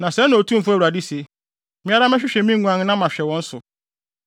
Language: Akan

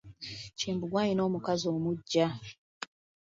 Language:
Ganda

